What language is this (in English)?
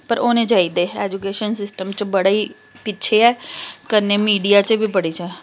Dogri